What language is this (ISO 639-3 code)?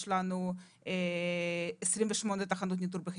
heb